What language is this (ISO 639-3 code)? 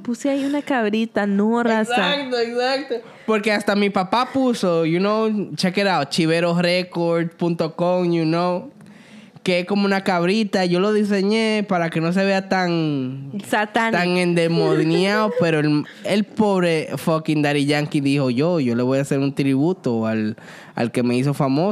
spa